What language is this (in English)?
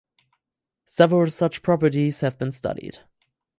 English